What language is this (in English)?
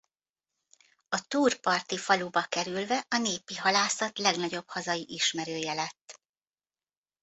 Hungarian